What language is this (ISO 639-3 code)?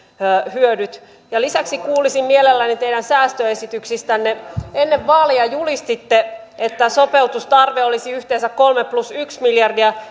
fin